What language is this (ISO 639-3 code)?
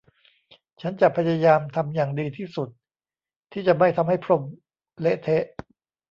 tha